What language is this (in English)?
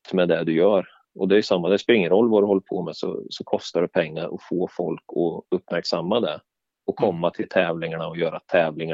Swedish